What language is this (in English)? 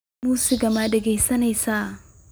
Somali